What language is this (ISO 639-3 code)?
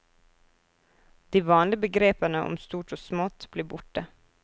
nor